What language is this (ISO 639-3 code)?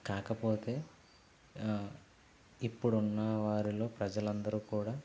tel